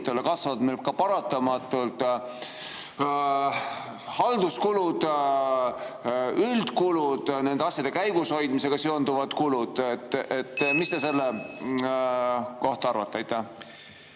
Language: Estonian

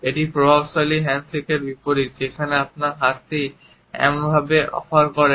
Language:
Bangla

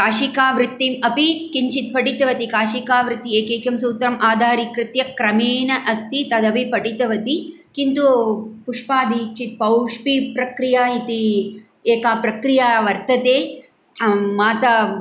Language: Sanskrit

